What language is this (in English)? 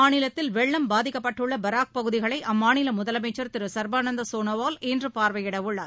Tamil